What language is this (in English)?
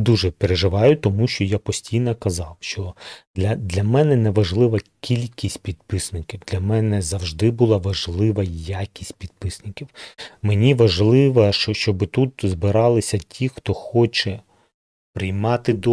Ukrainian